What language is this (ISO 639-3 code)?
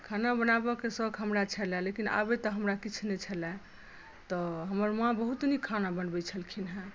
mai